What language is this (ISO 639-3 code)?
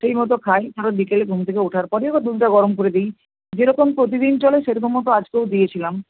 ben